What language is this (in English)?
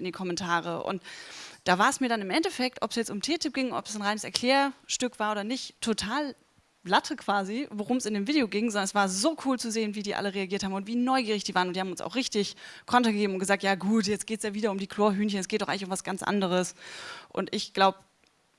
German